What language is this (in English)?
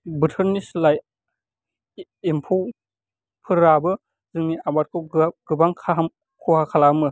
Bodo